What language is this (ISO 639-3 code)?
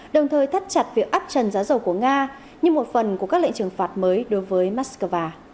vie